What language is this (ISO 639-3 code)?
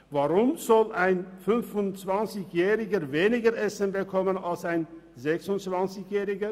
gsw